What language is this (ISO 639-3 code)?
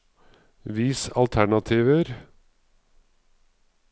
nor